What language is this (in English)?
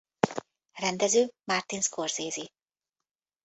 Hungarian